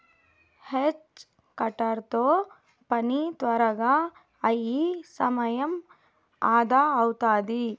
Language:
Telugu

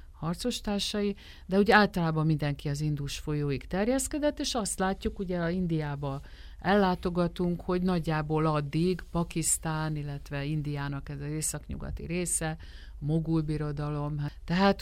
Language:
Hungarian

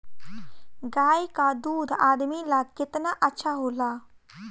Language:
Bhojpuri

